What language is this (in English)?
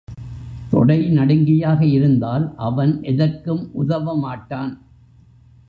Tamil